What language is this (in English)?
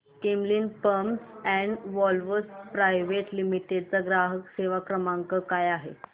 Marathi